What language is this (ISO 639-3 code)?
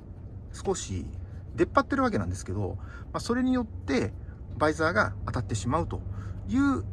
jpn